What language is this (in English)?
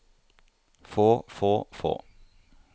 Norwegian